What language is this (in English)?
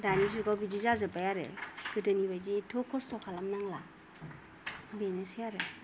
Bodo